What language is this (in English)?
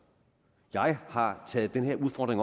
Danish